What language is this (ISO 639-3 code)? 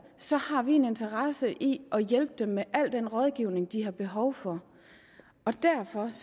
dan